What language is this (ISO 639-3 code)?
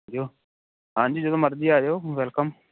pan